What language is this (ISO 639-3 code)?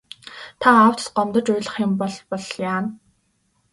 mon